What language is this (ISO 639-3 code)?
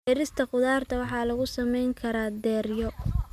som